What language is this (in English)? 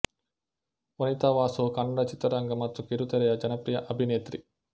Kannada